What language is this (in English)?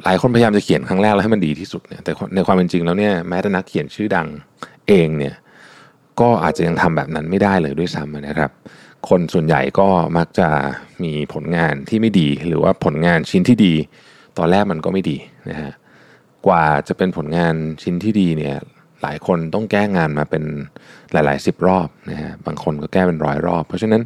Thai